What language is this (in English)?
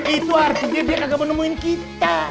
Indonesian